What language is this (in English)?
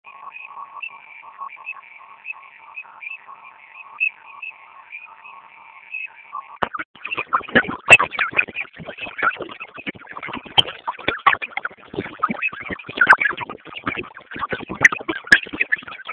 Guarani